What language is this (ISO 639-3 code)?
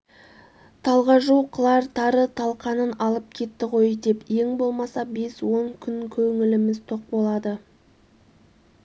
kaz